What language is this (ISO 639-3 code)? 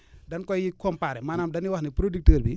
wol